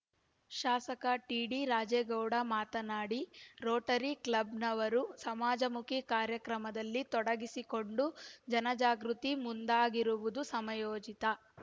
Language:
Kannada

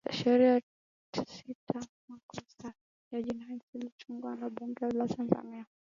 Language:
Swahili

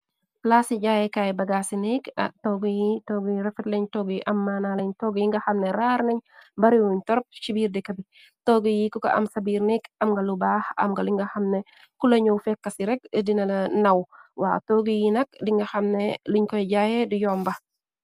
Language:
Wolof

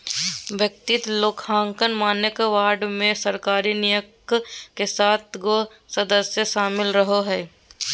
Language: Magahi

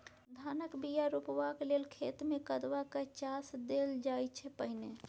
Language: Maithili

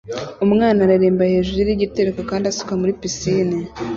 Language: Kinyarwanda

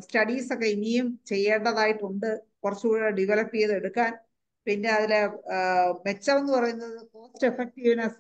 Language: Malayalam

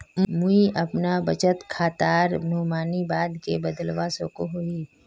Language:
Magahi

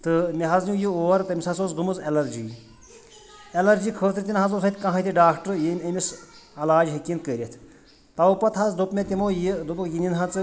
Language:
Kashmiri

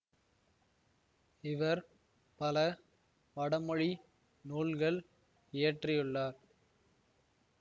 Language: Tamil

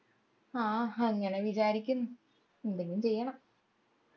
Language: Malayalam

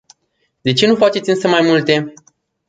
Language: Romanian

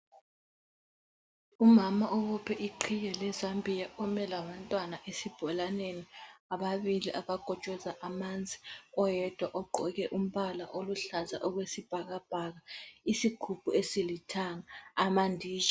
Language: North Ndebele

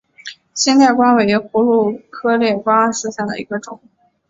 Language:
Chinese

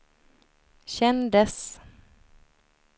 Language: Swedish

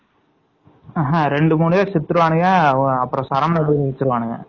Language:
Tamil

